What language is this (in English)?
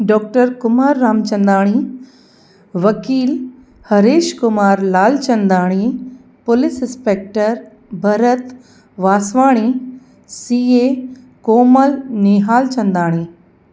Sindhi